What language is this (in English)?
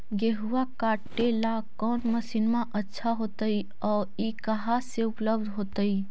Magahi